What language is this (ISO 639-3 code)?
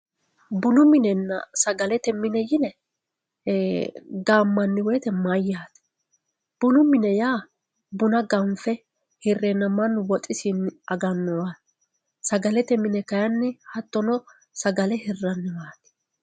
sid